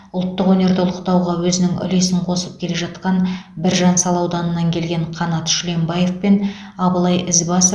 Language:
Kazakh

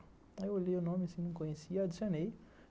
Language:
Portuguese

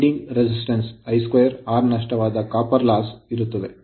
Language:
Kannada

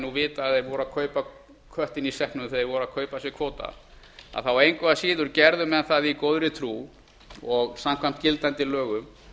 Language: Icelandic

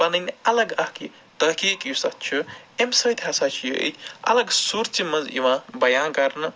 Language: Kashmiri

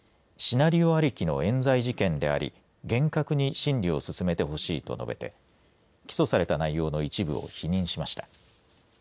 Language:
Japanese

